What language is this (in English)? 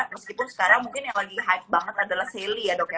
Indonesian